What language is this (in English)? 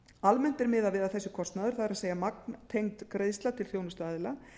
Icelandic